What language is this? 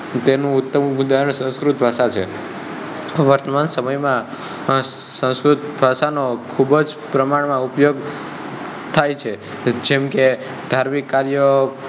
Gujarati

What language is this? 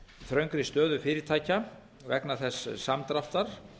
Icelandic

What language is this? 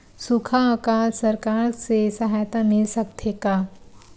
Chhattisgarhi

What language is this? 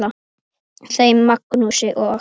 Icelandic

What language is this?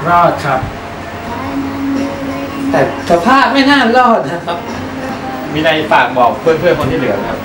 Thai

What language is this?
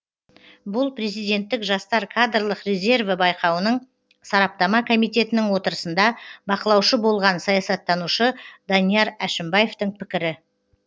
Kazakh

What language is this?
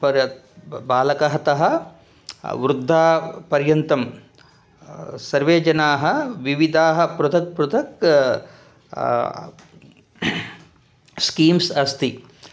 Sanskrit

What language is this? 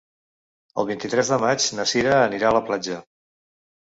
Catalan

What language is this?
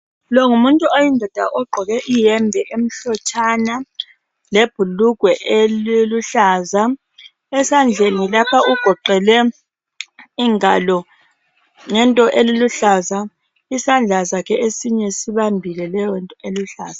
North Ndebele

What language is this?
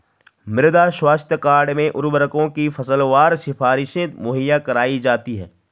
Hindi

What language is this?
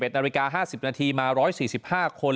Thai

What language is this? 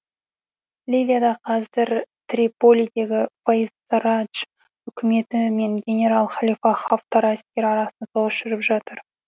Kazakh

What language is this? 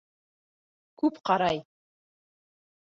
Bashkir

